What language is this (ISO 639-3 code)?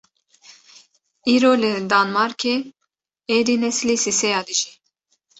kur